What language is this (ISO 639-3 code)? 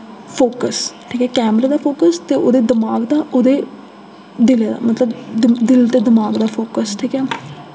doi